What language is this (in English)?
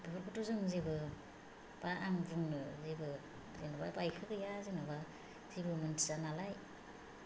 Bodo